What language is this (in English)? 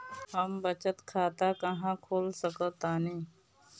Bhojpuri